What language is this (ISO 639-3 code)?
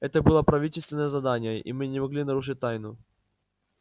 rus